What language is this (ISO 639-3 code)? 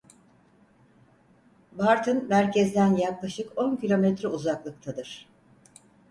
tur